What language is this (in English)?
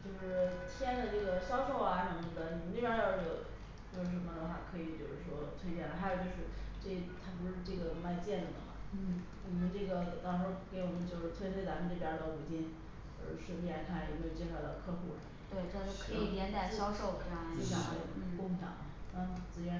Chinese